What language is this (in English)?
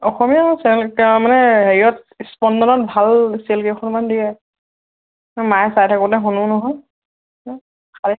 Assamese